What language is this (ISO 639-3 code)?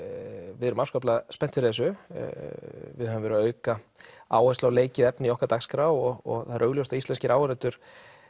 isl